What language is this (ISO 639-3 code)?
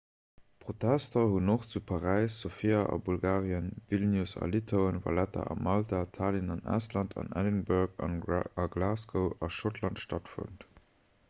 ltz